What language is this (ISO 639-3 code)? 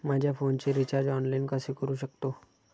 mar